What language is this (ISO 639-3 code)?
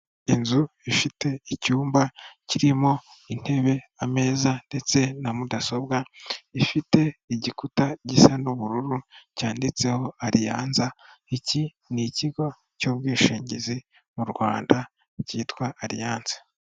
kin